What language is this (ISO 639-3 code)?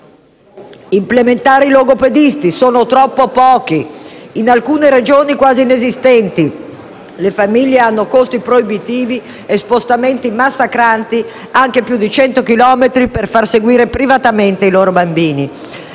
ita